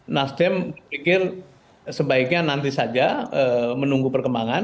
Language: Indonesian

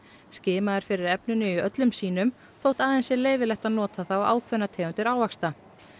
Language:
Icelandic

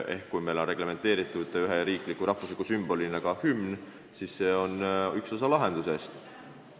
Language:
Estonian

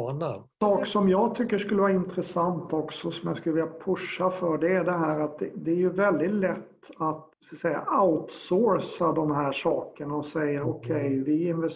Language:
Swedish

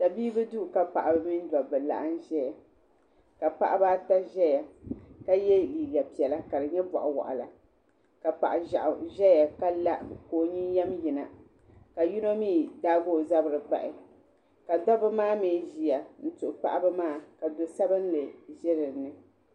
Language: Dagbani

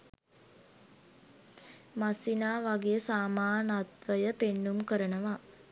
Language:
Sinhala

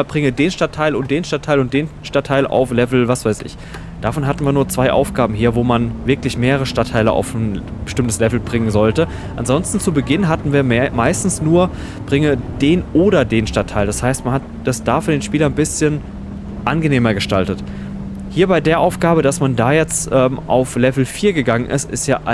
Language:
German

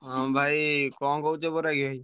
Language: Odia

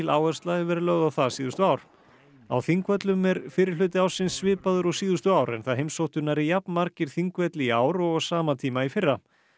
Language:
Icelandic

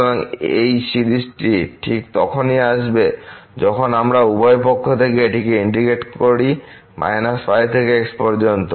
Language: Bangla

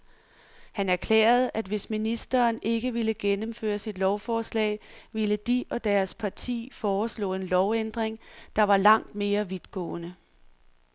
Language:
Danish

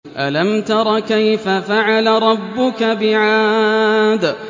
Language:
Arabic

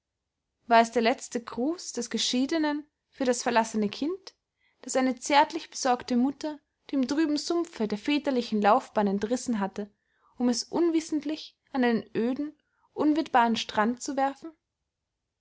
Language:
German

